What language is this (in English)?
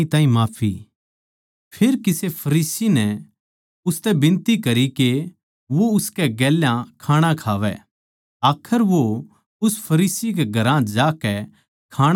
Haryanvi